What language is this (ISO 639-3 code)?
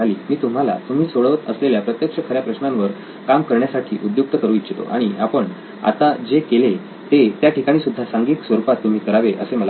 mar